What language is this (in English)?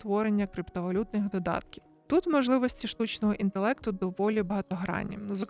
Ukrainian